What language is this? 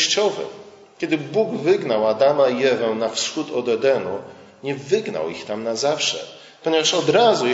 Polish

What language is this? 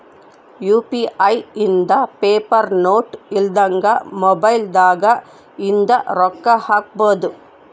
Kannada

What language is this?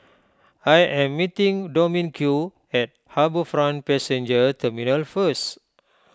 English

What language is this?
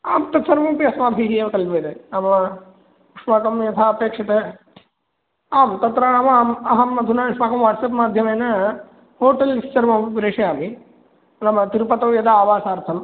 Sanskrit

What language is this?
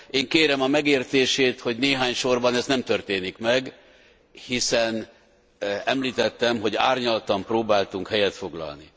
Hungarian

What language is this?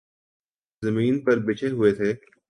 Urdu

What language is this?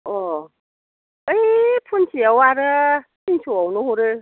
Bodo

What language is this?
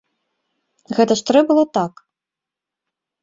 Belarusian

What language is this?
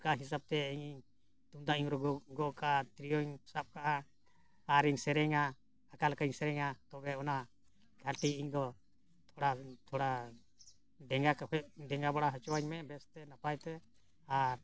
Santali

